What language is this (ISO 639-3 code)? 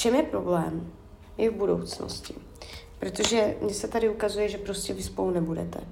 ces